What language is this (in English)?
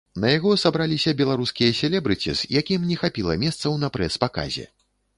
Belarusian